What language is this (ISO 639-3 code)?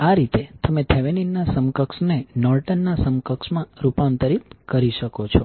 guj